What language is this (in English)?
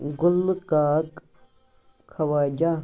Kashmiri